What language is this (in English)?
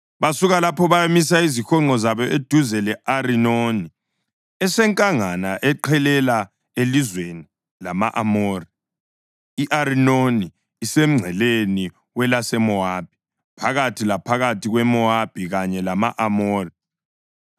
North Ndebele